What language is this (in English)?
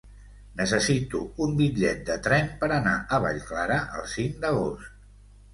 Catalan